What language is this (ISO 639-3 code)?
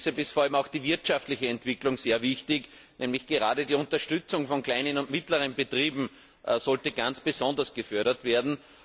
deu